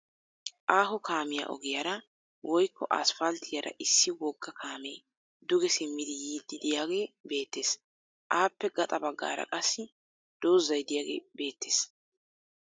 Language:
Wolaytta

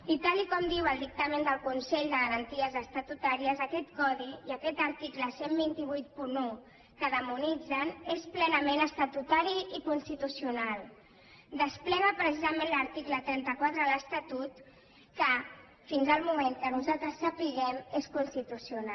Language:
Catalan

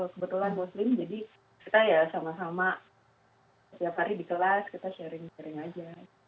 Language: Indonesian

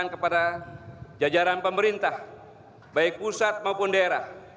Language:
Indonesian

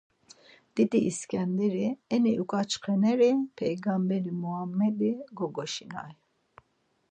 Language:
Laz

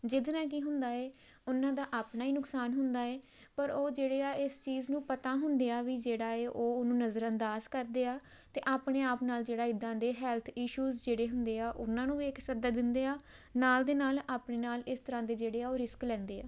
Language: Punjabi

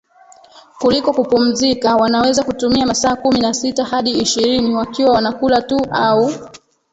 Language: Swahili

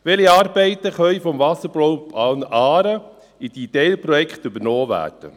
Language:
Swiss German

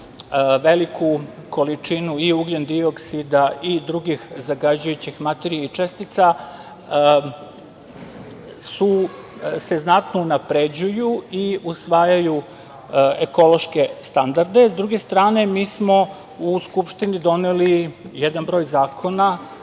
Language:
Serbian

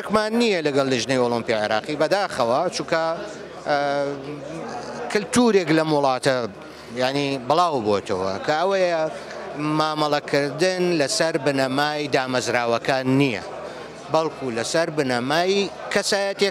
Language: Arabic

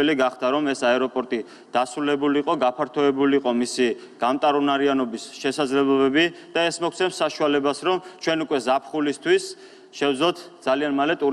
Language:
Romanian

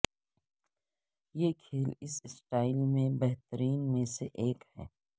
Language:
Urdu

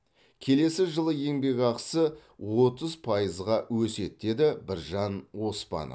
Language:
Kazakh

